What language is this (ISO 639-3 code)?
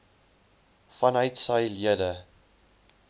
afr